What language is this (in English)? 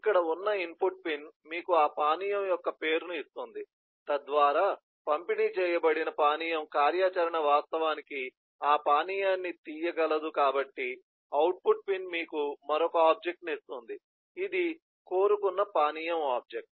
Telugu